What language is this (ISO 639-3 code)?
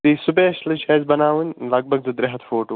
kas